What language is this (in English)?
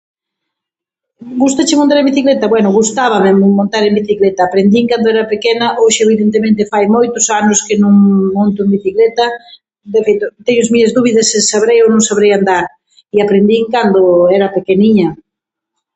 Galician